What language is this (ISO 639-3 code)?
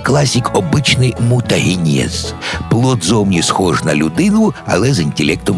ukr